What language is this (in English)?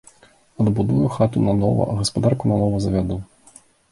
Belarusian